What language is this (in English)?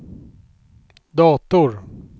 Swedish